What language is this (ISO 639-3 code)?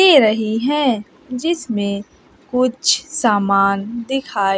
hin